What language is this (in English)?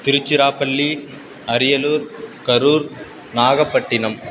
Sanskrit